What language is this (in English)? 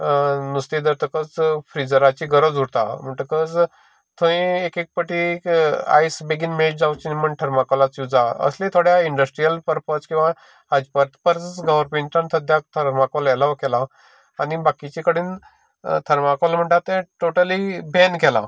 Konkani